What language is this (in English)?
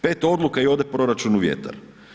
Croatian